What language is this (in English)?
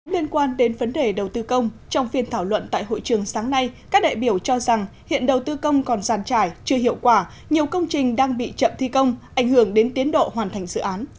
Vietnamese